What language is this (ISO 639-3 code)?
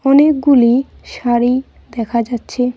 ben